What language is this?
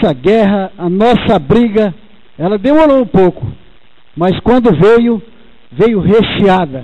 Portuguese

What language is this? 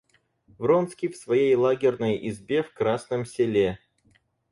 Russian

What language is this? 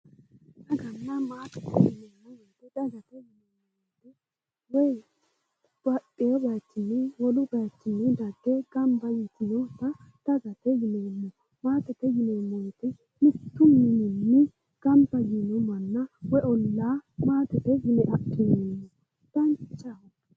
Sidamo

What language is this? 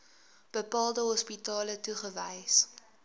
Afrikaans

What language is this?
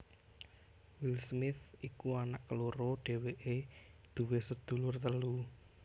Javanese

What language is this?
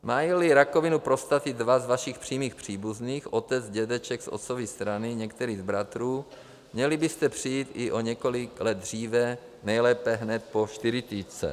Czech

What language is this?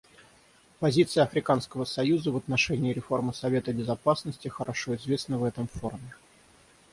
Russian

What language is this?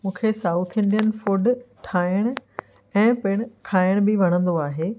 Sindhi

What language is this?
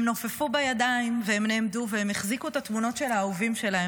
Hebrew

